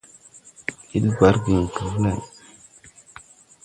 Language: Tupuri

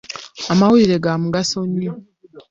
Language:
Ganda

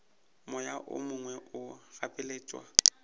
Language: Northern Sotho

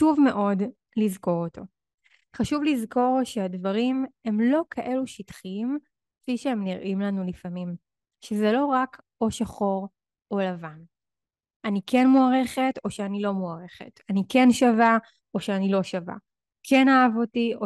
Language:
Hebrew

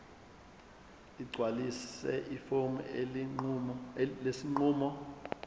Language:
Zulu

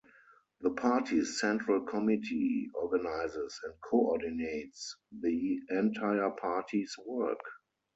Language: English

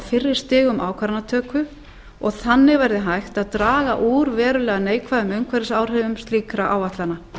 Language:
Icelandic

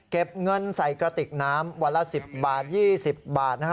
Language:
Thai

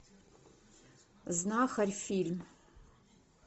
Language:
Russian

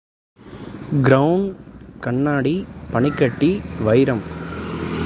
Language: Tamil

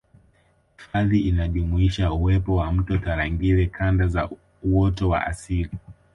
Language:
Swahili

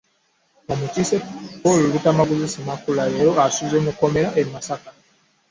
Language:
Ganda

